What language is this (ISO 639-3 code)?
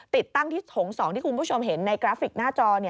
tha